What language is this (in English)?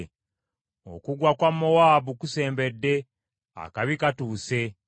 Ganda